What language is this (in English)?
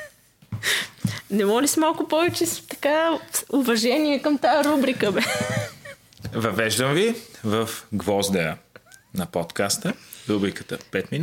Bulgarian